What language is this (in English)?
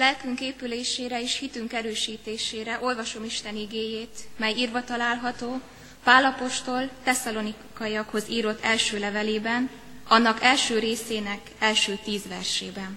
Hungarian